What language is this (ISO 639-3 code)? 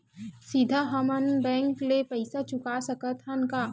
hne